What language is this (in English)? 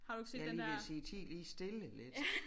Danish